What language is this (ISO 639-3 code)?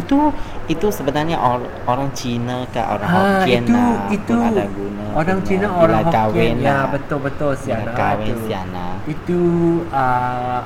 msa